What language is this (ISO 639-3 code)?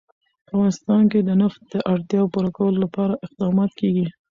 pus